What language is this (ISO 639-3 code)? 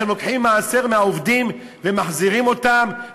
heb